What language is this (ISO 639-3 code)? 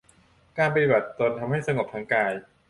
tha